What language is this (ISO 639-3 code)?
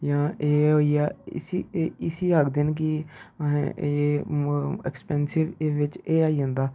doi